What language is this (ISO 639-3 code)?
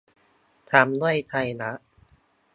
tha